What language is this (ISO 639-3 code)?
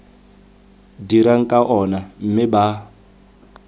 tsn